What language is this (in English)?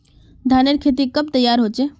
Magahi